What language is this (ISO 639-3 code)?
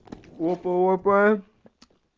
rus